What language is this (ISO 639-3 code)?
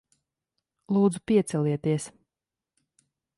lav